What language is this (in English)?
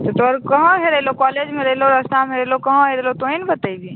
Maithili